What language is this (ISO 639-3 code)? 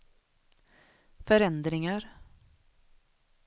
swe